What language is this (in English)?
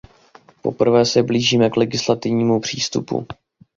Czech